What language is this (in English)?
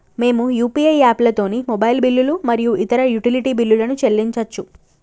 Telugu